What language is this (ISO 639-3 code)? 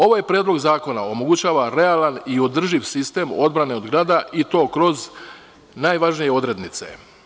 srp